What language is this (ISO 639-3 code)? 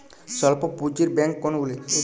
ben